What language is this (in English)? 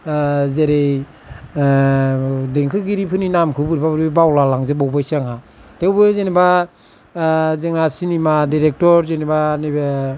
Bodo